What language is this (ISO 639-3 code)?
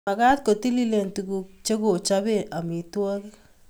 kln